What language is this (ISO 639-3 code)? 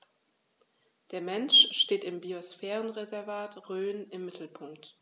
deu